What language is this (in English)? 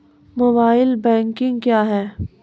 Maithili